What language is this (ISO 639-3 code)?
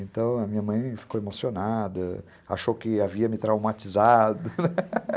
por